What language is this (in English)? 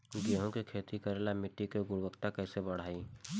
Bhojpuri